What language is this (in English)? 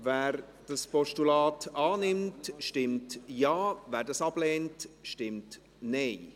Swiss German